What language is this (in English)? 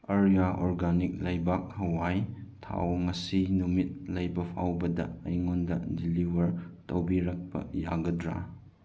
Manipuri